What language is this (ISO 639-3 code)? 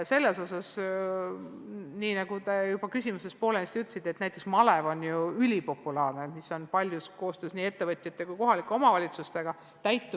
est